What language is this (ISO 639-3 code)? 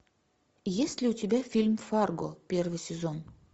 rus